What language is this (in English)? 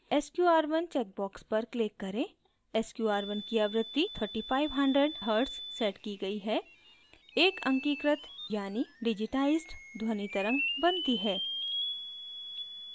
Hindi